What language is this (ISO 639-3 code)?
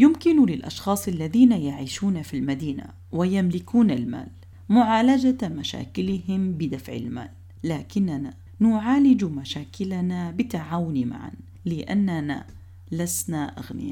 ara